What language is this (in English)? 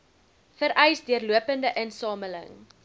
Afrikaans